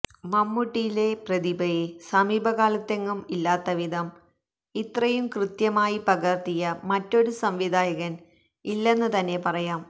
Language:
Malayalam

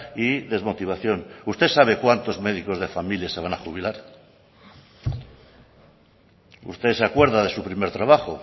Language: Spanish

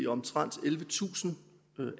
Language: Danish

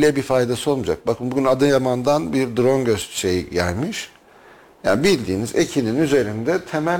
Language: Turkish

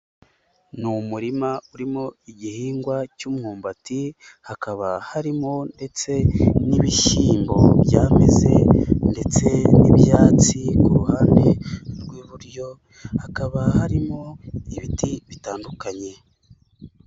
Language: Kinyarwanda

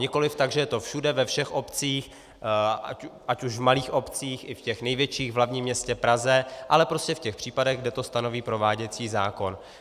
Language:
Czech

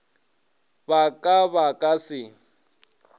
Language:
Northern Sotho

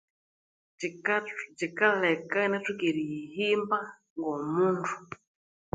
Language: Konzo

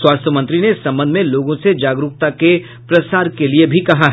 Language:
Hindi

